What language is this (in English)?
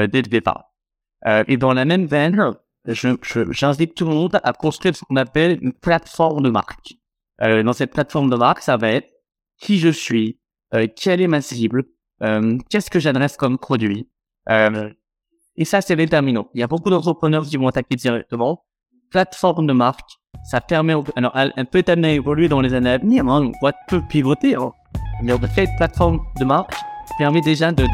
French